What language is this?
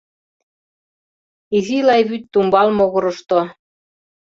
Mari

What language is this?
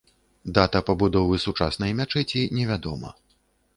Belarusian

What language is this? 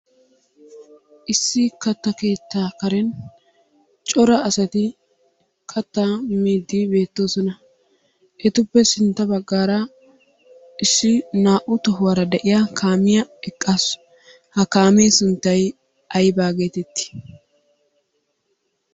Wolaytta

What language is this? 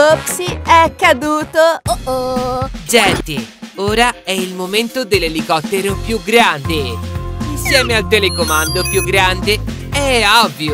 Italian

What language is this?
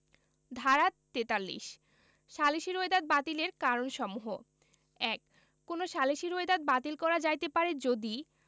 Bangla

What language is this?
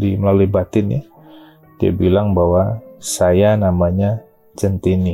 Indonesian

